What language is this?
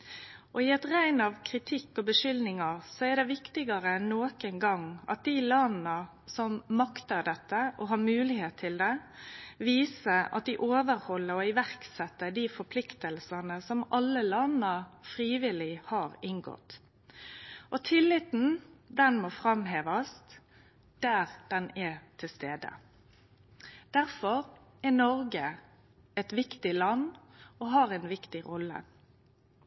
Norwegian Nynorsk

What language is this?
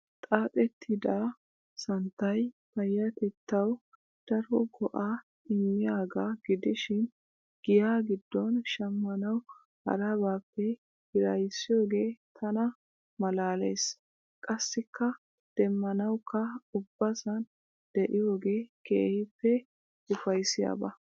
Wolaytta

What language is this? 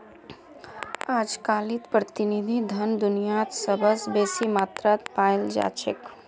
Magahi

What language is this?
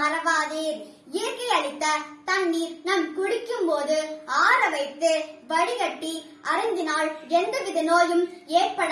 Tamil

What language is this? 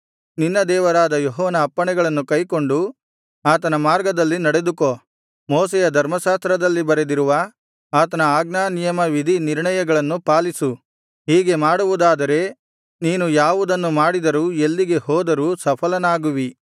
Kannada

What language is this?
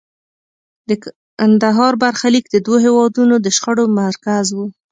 Pashto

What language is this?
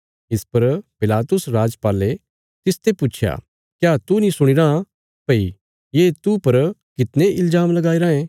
Bilaspuri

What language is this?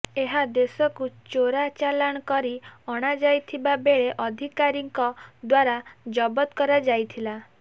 Odia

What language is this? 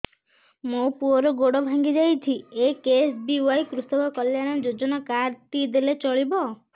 Odia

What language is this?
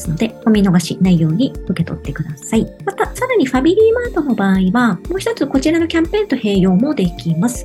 Japanese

